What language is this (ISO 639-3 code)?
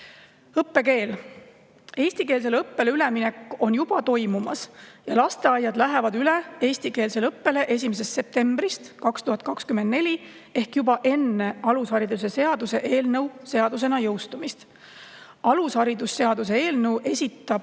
est